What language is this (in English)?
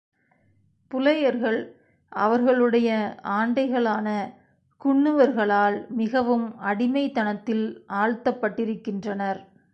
Tamil